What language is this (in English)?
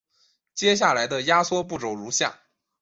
Chinese